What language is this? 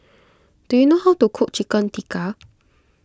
English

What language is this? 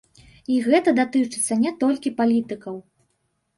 Belarusian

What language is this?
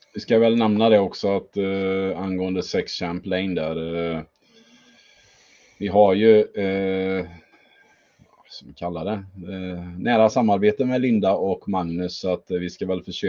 Swedish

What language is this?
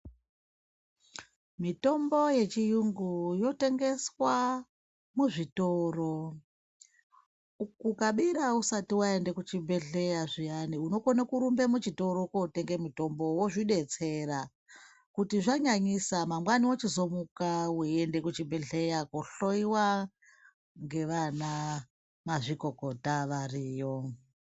Ndau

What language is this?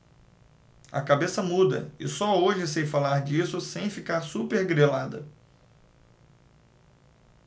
Portuguese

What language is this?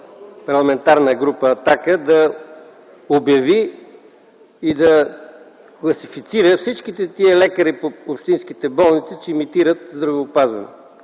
Bulgarian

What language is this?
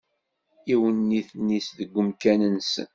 Kabyle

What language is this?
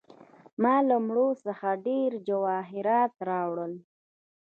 Pashto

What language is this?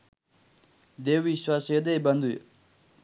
Sinhala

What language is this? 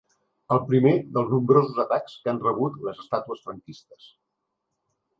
Catalan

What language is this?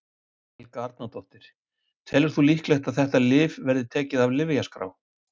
Icelandic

